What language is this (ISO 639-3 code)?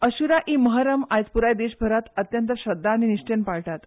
kok